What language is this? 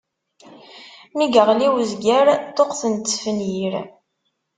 Kabyle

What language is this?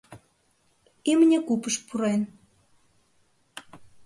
Mari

